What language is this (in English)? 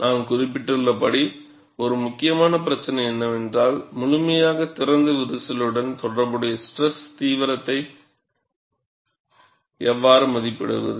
Tamil